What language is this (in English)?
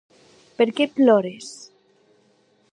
Occitan